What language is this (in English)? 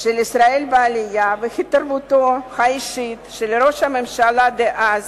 Hebrew